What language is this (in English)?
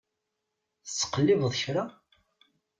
Kabyle